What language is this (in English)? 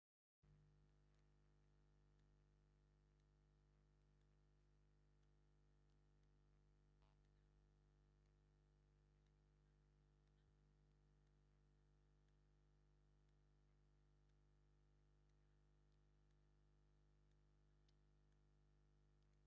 Tigrinya